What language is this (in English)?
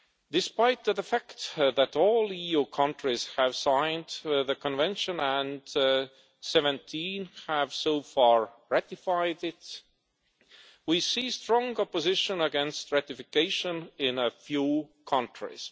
English